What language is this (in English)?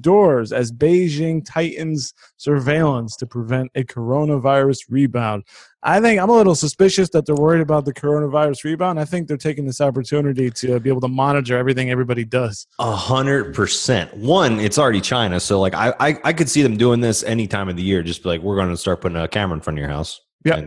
English